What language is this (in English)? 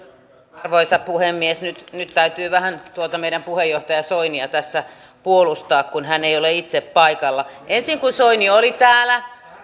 Finnish